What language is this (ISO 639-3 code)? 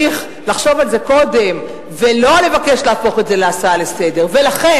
heb